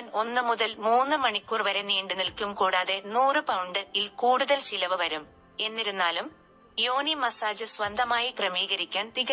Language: Malayalam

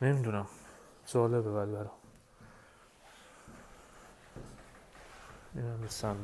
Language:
Persian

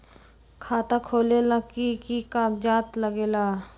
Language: Magahi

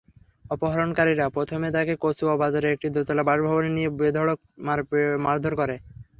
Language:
Bangla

